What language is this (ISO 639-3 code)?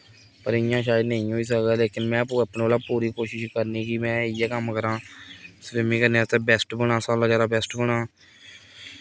doi